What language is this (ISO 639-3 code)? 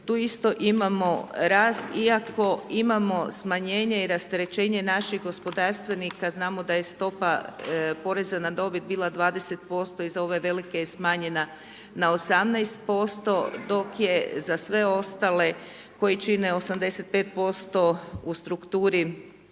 hrv